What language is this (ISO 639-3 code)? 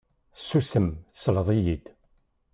kab